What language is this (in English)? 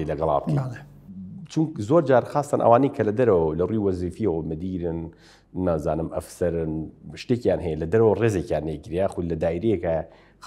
Arabic